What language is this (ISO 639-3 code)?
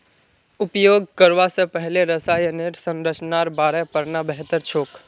mag